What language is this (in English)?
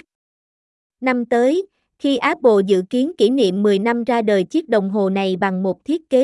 Vietnamese